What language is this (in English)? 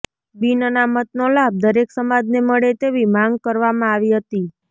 Gujarati